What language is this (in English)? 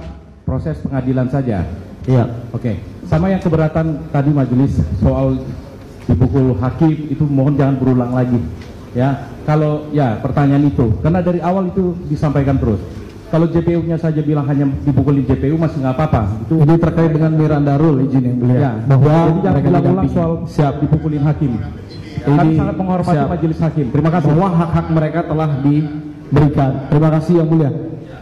Indonesian